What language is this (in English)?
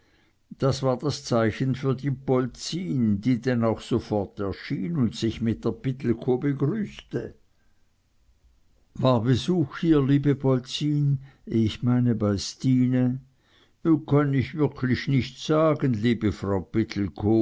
German